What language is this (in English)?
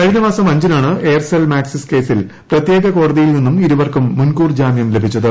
Malayalam